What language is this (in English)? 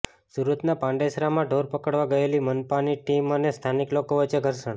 Gujarati